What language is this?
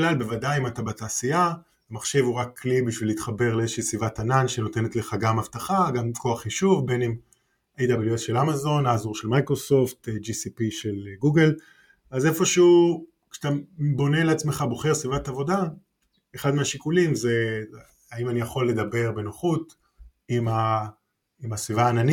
Hebrew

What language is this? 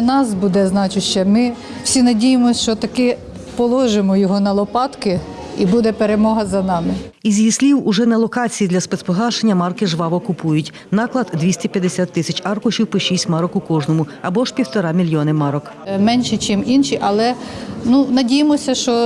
Ukrainian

